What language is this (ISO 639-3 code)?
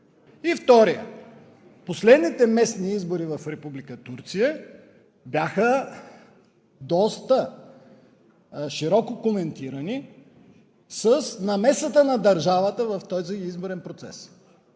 bul